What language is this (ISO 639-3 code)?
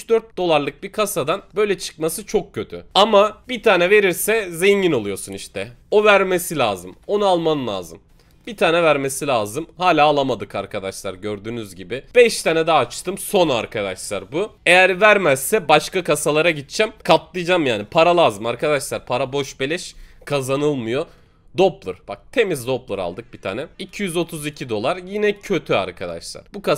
tur